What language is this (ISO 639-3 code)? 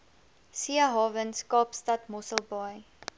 afr